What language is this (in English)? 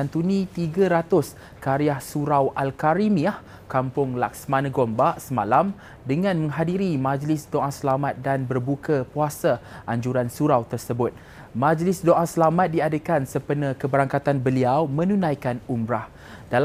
Malay